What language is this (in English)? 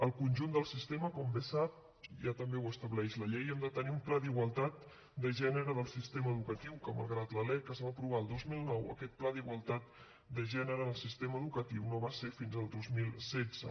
Catalan